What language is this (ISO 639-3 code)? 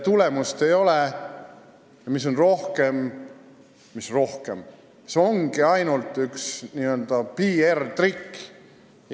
est